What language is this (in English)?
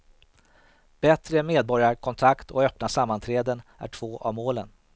Swedish